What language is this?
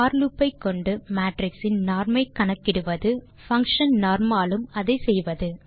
Tamil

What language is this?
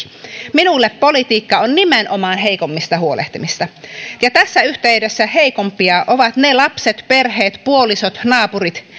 Finnish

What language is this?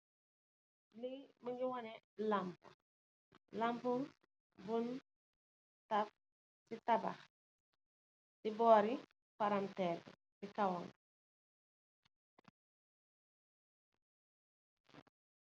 Wolof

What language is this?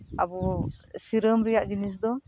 Santali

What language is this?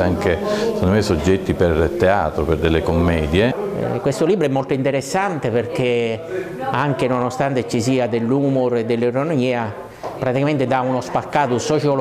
Italian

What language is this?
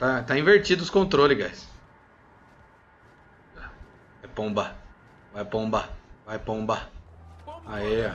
Portuguese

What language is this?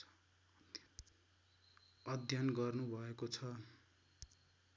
Nepali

